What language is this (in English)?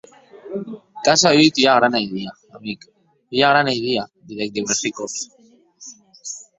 Occitan